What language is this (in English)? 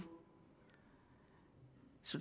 Danish